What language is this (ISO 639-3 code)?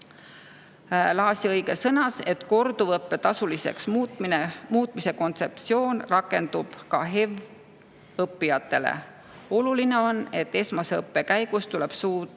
est